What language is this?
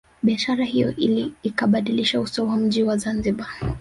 Swahili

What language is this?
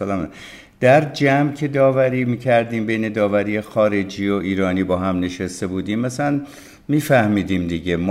Persian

